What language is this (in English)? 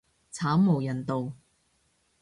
Cantonese